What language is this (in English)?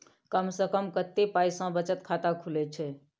Maithili